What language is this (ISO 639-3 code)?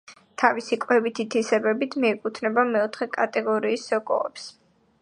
kat